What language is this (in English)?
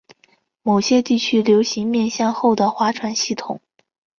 Chinese